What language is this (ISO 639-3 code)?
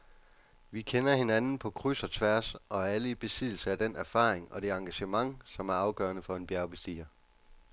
dan